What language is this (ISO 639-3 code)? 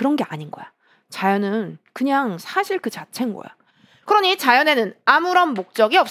kor